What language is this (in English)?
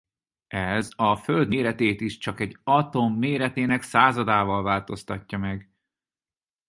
Hungarian